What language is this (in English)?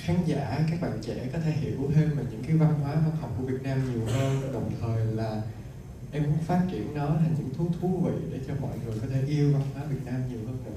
Vietnamese